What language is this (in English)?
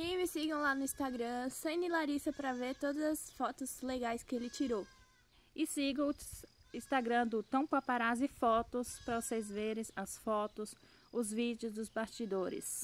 Portuguese